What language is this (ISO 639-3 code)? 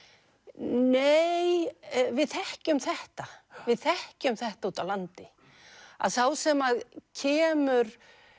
isl